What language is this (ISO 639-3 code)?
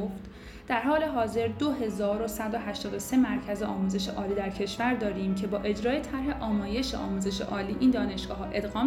fas